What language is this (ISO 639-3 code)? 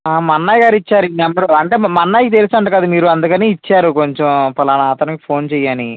tel